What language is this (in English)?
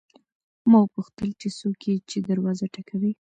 Pashto